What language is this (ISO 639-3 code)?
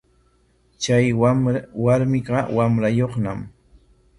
qwa